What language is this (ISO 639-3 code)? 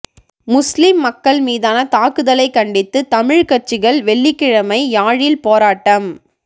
tam